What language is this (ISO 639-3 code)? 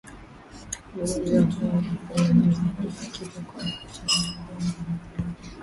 swa